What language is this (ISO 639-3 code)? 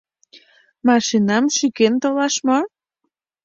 chm